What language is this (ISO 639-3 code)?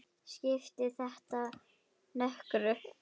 isl